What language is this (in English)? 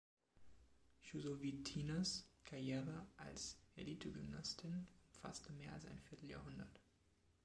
German